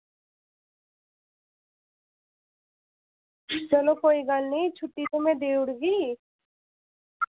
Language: Dogri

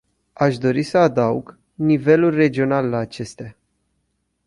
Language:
Romanian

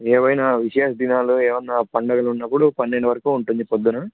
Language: Telugu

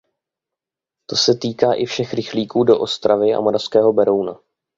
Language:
Czech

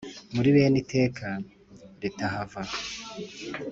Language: Kinyarwanda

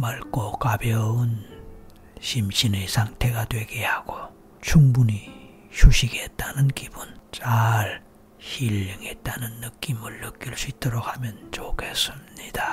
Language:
Korean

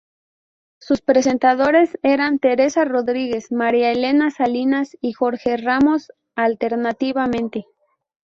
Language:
Spanish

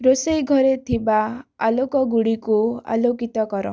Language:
Odia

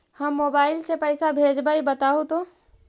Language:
Magahi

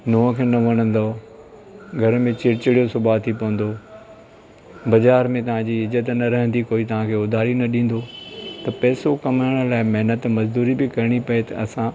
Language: Sindhi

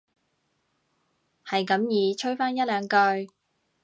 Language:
Cantonese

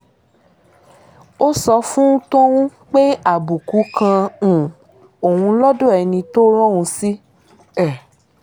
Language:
Yoruba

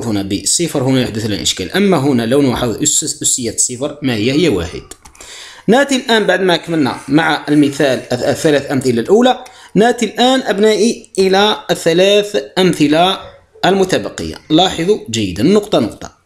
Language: Arabic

